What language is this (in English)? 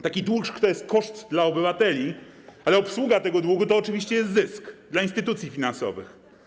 Polish